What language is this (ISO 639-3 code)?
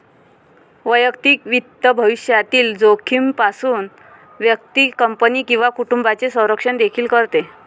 mar